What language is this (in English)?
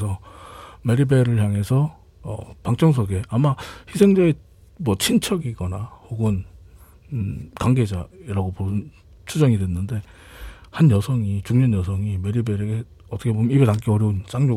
Korean